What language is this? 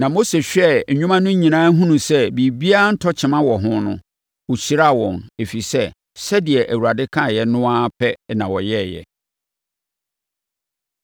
Akan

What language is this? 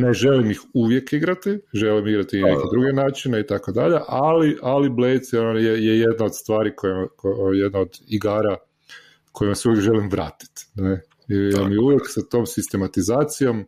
Croatian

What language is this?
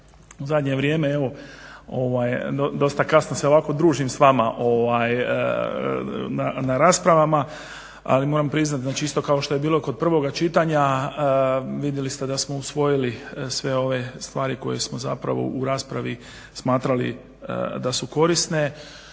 Croatian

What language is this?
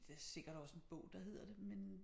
Danish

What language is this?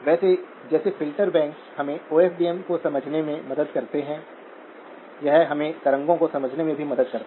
Hindi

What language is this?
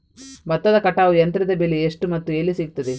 Kannada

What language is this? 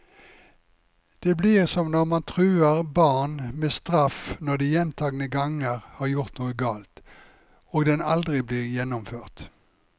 Norwegian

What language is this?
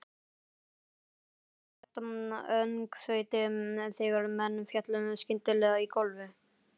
Icelandic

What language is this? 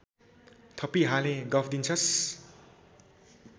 Nepali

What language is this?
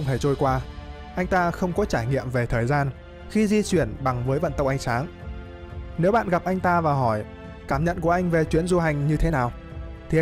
Vietnamese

